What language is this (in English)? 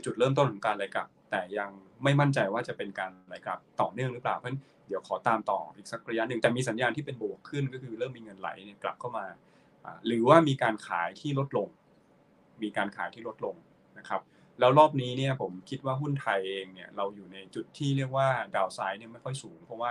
Thai